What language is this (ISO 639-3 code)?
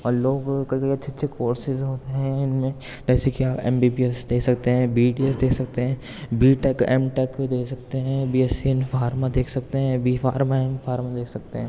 urd